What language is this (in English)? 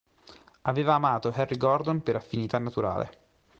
Italian